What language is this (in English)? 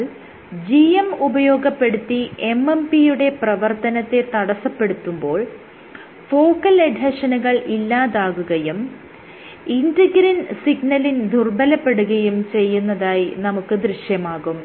Malayalam